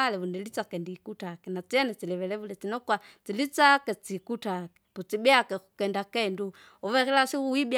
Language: Kinga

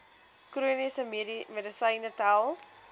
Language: Afrikaans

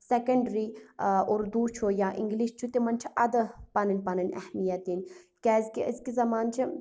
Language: Kashmiri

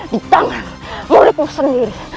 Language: Indonesian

